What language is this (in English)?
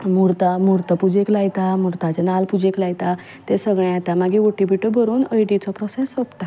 Konkani